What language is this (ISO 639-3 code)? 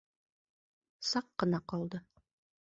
bak